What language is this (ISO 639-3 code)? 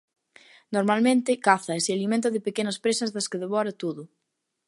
glg